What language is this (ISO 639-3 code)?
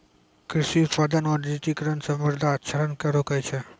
mai